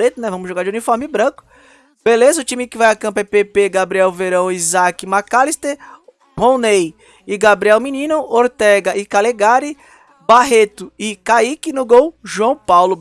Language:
Portuguese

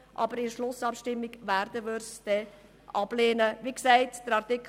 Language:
Swiss German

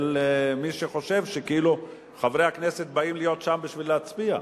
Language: Hebrew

